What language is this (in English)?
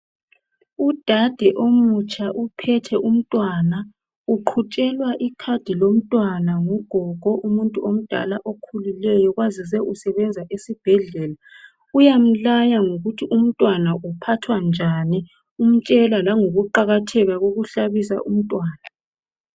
North Ndebele